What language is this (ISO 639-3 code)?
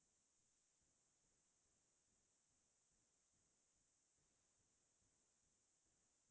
asm